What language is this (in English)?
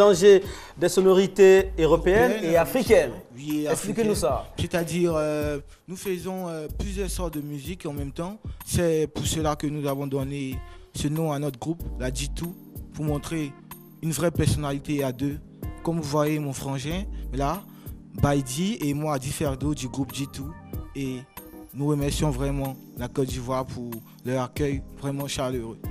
French